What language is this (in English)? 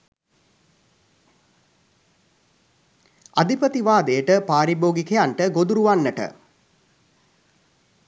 Sinhala